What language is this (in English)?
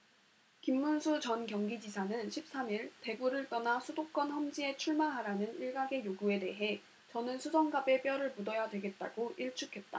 Korean